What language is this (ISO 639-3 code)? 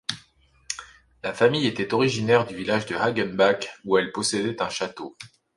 fra